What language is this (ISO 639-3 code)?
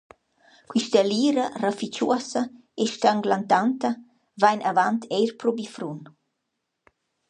roh